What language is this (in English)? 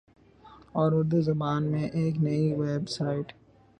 Urdu